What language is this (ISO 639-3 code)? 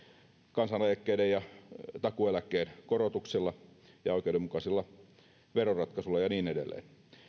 fin